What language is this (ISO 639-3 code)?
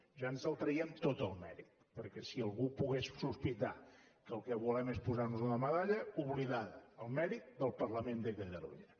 cat